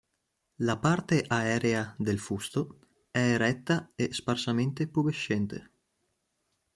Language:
Italian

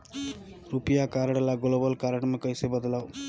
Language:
Chhattisgarhi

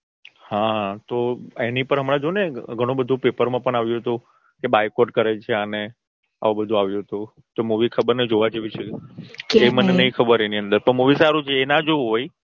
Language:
Gujarati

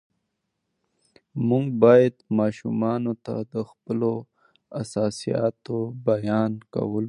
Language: Pashto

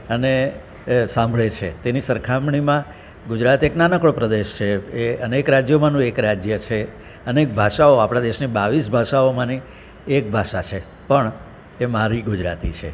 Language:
Gujarati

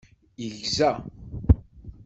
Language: Kabyle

